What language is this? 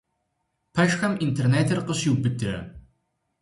Kabardian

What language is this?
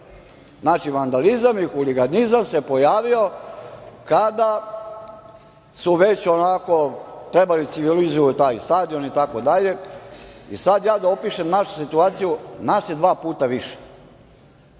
Serbian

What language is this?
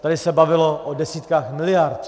Czech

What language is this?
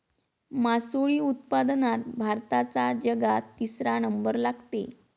Marathi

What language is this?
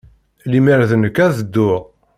Kabyle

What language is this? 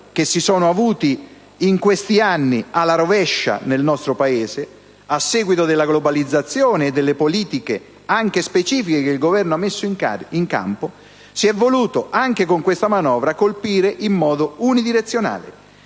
Italian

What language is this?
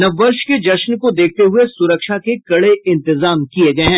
Hindi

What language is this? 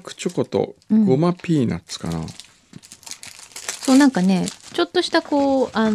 Japanese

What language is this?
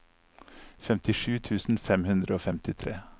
Norwegian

